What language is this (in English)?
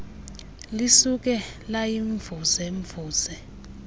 Xhosa